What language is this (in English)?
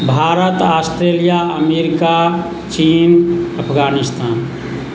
Maithili